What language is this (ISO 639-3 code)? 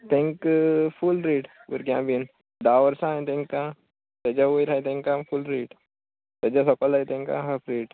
kok